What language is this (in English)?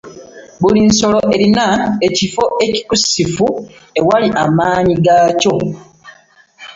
Ganda